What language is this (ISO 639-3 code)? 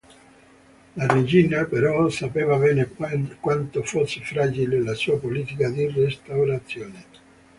ita